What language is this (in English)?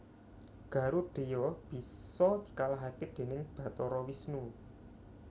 Javanese